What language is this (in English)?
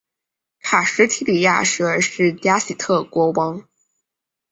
Chinese